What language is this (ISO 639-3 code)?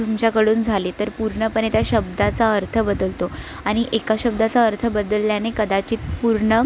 mar